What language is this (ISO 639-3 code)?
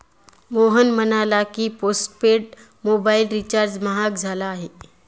mar